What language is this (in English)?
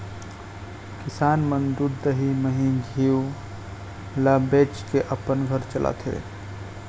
Chhattisgarhi